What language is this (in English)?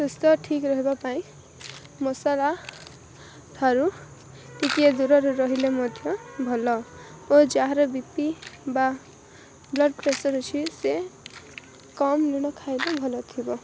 Odia